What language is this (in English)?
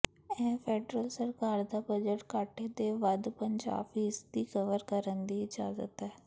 Punjabi